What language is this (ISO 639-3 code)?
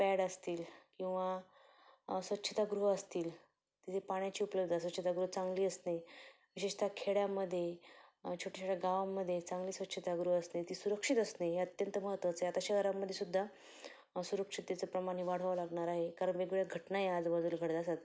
mar